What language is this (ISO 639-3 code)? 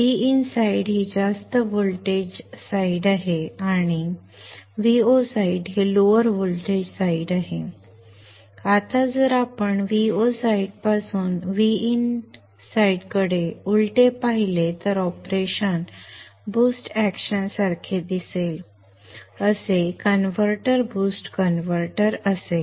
mar